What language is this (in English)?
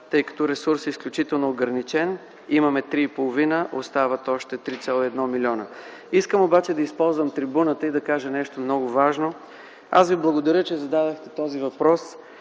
Bulgarian